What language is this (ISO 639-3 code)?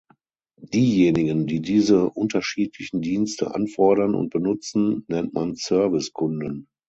deu